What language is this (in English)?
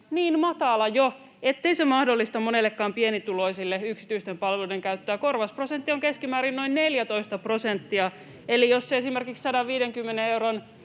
Finnish